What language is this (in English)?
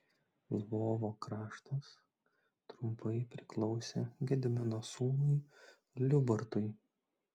Lithuanian